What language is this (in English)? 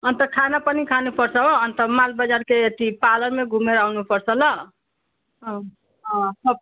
Nepali